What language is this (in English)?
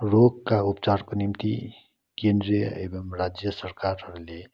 Nepali